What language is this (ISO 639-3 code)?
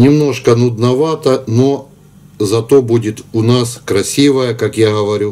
rus